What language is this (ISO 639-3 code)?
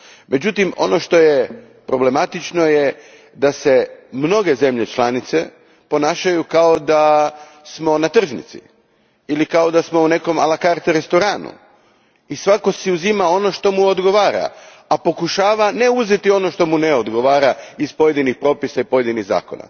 hrv